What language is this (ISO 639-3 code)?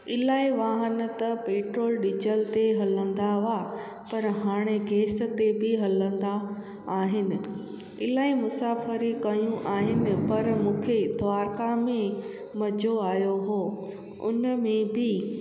snd